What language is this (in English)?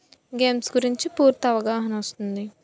Telugu